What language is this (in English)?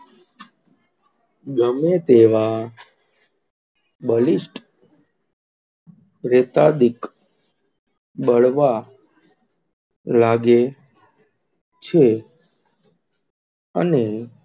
Gujarati